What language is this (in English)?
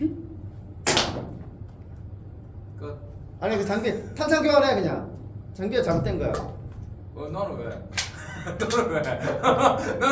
Korean